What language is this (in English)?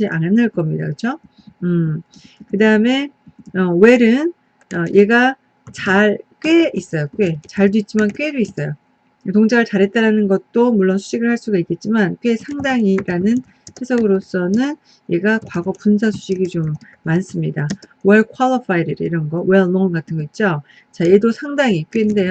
Korean